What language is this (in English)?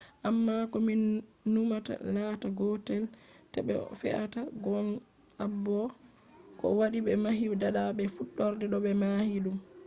Fula